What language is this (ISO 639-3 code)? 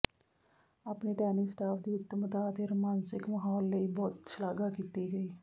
pan